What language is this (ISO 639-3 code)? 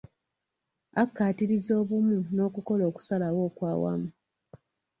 lug